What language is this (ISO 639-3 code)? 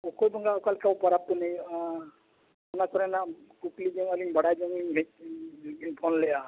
sat